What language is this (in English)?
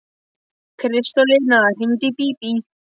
Icelandic